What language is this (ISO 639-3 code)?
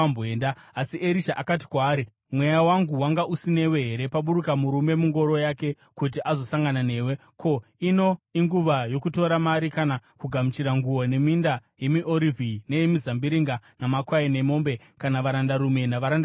sna